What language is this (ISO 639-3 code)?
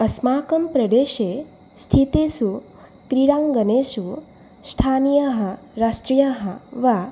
san